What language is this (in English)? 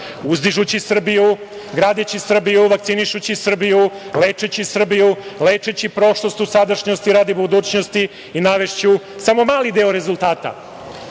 Serbian